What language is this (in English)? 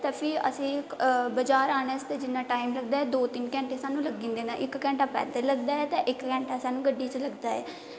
Dogri